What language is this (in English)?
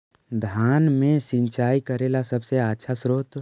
Magahi